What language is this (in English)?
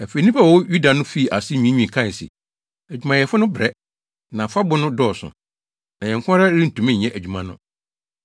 Akan